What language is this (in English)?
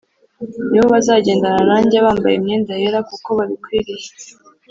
Kinyarwanda